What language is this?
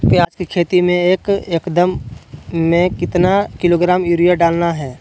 Magahi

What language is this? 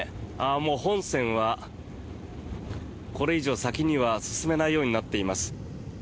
Japanese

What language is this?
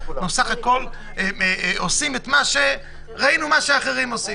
Hebrew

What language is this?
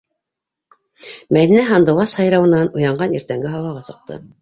Bashkir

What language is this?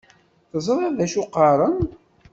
Kabyle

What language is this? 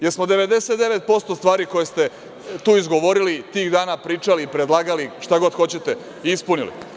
Serbian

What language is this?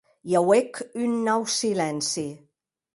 Occitan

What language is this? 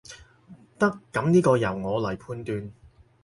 Cantonese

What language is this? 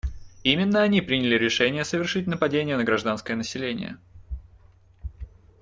Russian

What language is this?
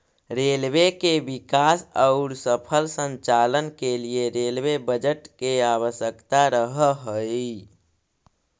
Magahi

